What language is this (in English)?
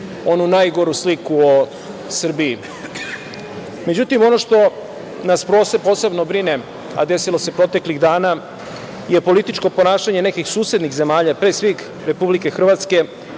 Serbian